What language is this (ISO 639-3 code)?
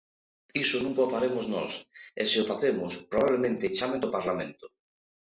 glg